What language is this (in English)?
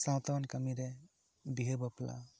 Santali